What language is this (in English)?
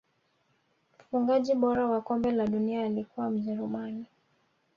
Swahili